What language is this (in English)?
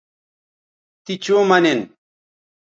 Bateri